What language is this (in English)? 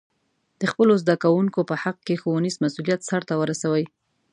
Pashto